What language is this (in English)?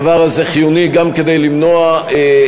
Hebrew